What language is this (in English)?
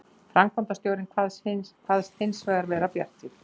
Icelandic